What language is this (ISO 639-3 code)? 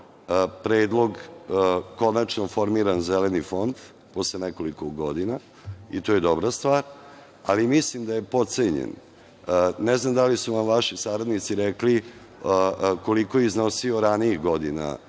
srp